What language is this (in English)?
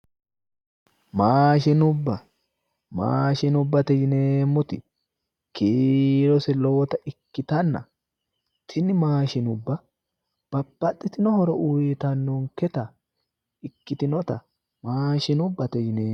Sidamo